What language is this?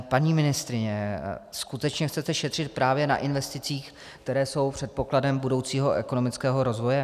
Czech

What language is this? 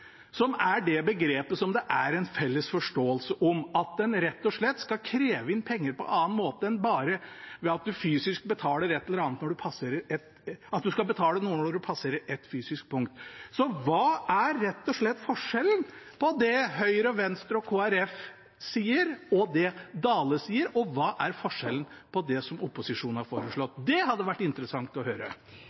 Norwegian Bokmål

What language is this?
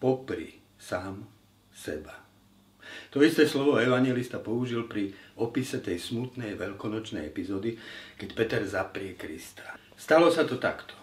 Slovak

